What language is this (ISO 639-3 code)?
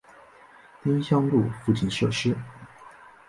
zho